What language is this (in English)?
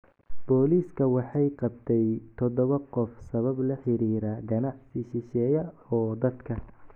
Somali